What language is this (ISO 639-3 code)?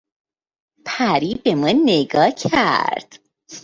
fas